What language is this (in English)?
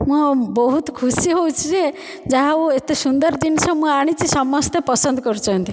Odia